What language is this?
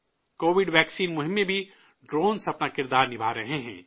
Urdu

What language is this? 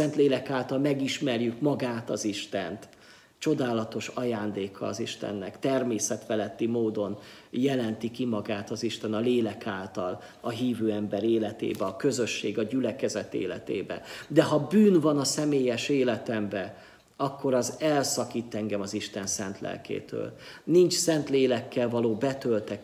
Hungarian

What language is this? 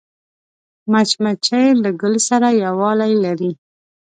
Pashto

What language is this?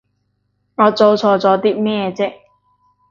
Cantonese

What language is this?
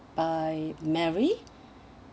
English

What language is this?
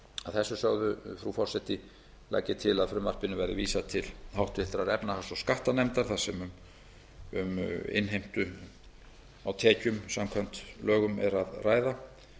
Icelandic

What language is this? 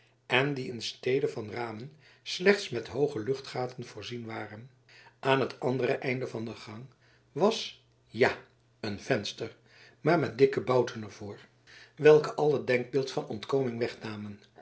Dutch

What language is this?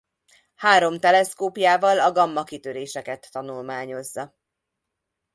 Hungarian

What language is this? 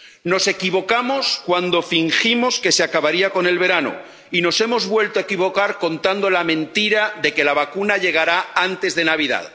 Spanish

